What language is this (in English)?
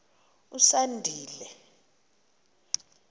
Xhosa